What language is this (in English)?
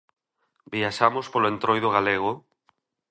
Galician